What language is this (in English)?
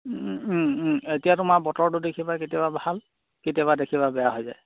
Assamese